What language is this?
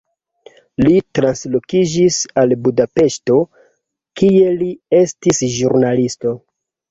Esperanto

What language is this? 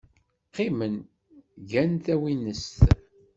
Kabyle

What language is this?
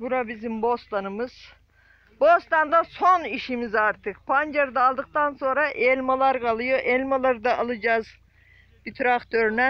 Turkish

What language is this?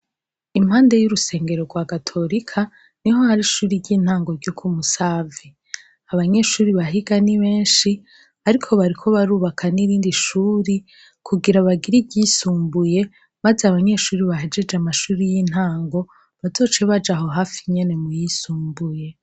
Rundi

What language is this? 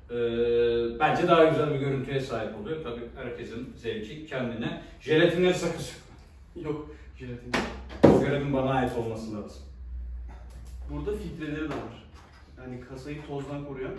Turkish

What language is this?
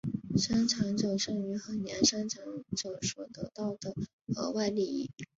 Chinese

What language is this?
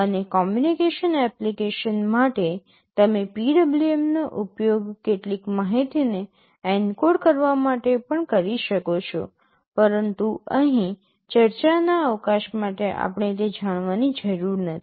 Gujarati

